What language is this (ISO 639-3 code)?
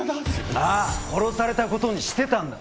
jpn